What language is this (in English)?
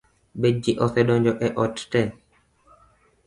Luo (Kenya and Tanzania)